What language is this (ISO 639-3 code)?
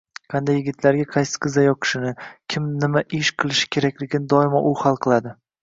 uzb